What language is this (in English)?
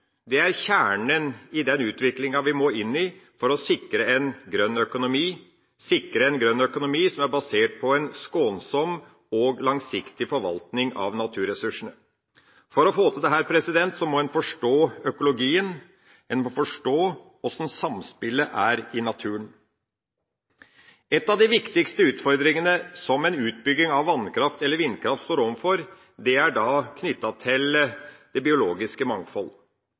Norwegian Bokmål